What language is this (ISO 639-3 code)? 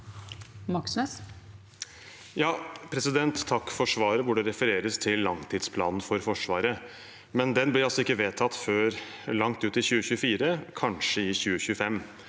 nor